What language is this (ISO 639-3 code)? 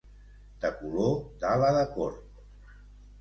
cat